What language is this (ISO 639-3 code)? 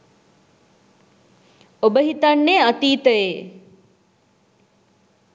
sin